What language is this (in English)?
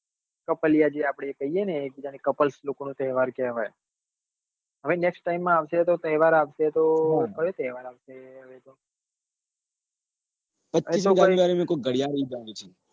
Gujarati